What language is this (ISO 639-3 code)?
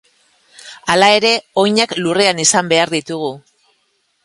eus